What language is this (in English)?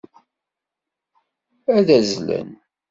Kabyle